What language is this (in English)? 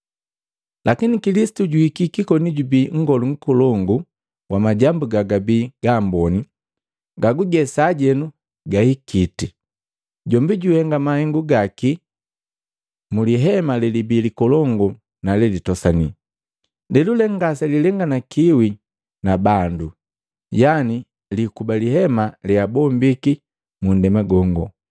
Matengo